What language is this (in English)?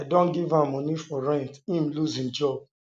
Nigerian Pidgin